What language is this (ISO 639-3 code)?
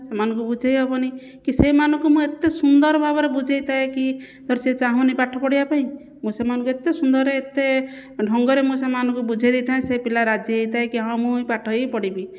ori